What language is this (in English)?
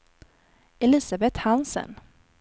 Swedish